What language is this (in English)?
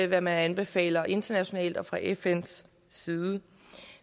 Danish